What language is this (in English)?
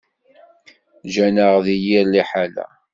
Kabyle